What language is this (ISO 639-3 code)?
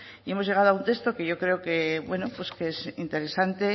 spa